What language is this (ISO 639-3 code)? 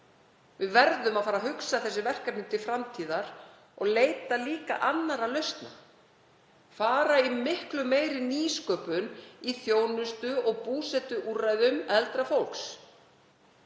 isl